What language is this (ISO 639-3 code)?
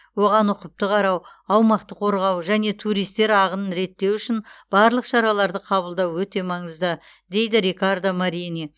kaz